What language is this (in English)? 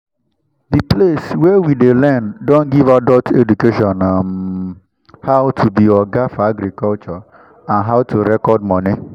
Nigerian Pidgin